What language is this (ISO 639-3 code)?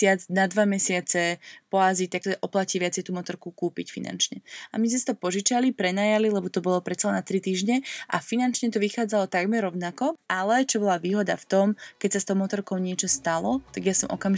slk